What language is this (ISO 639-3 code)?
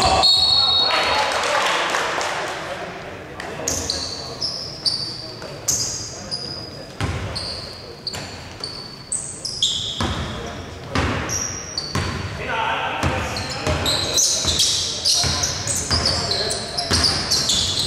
ell